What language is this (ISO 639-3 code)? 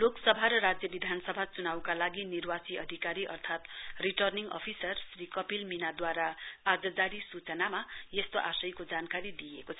nep